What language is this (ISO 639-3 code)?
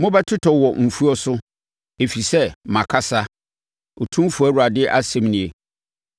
aka